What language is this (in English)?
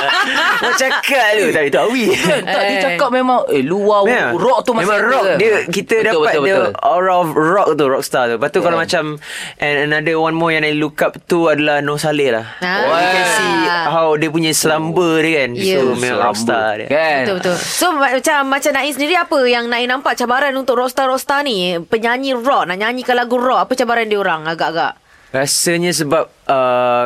Malay